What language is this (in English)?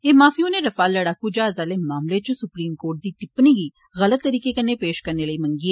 Dogri